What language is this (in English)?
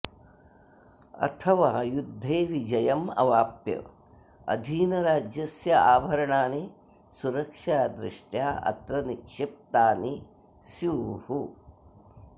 Sanskrit